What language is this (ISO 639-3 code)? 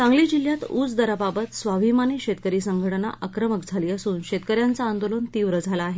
mar